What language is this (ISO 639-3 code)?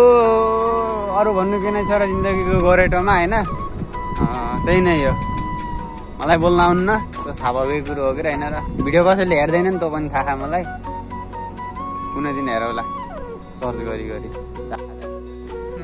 ind